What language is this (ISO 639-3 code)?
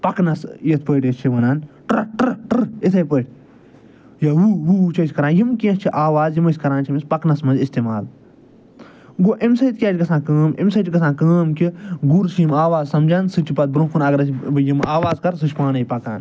kas